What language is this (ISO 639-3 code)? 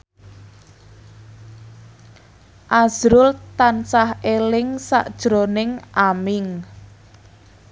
jav